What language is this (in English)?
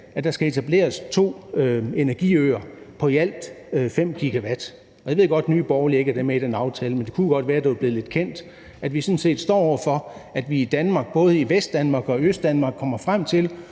Danish